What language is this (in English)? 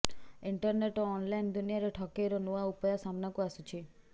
Odia